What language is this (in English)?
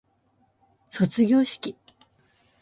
Japanese